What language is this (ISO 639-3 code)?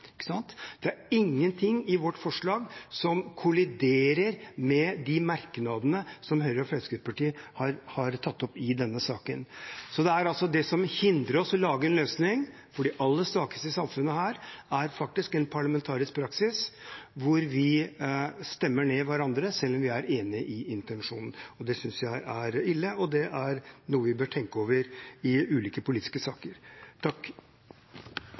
nob